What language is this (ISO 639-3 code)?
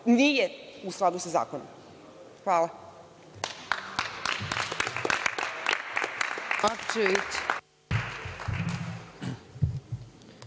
srp